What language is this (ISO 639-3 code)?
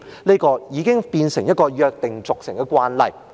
yue